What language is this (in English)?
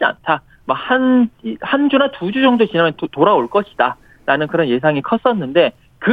Korean